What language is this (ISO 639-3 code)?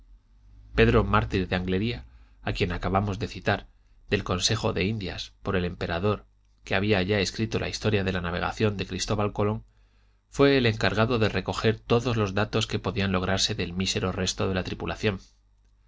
spa